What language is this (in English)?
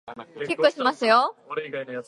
Japanese